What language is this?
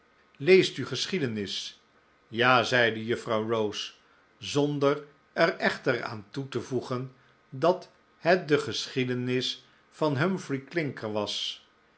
Dutch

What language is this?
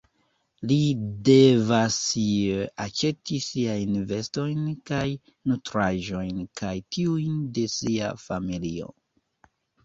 Esperanto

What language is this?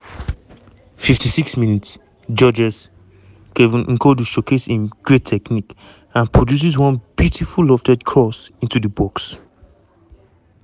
Nigerian Pidgin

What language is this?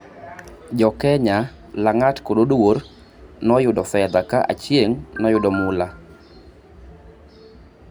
Luo (Kenya and Tanzania)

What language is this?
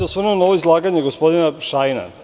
Serbian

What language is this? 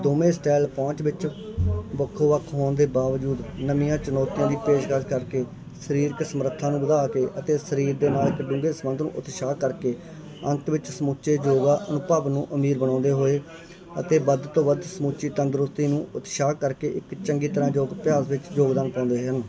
Punjabi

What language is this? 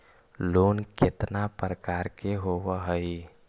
Magahi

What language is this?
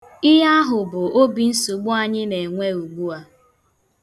Igbo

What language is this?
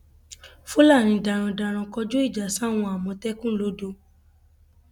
Yoruba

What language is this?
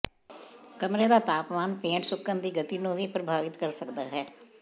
Punjabi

